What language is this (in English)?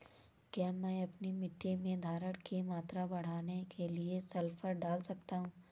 Hindi